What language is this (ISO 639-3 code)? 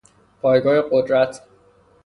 fas